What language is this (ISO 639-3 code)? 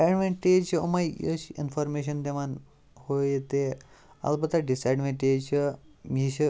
kas